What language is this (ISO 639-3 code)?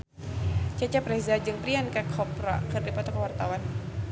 sun